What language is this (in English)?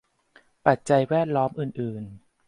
Thai